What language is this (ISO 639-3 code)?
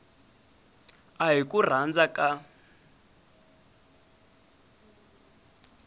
tso